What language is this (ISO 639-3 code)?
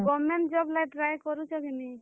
ori